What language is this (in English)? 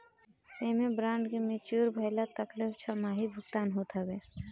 Bhojpuri